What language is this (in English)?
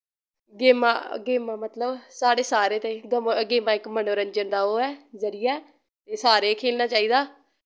Dogri